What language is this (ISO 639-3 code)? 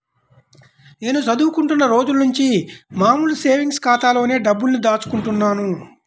tel